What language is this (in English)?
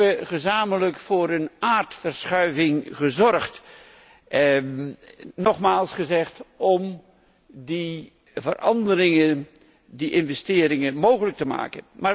Dutch